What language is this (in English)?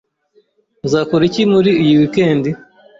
Kinyarwanda